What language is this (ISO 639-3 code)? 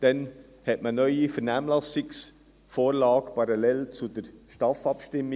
gsw